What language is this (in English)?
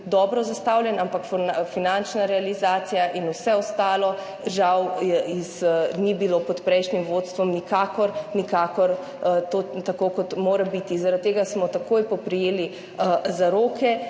Slovenian